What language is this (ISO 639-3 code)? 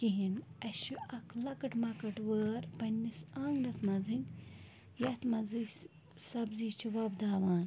kas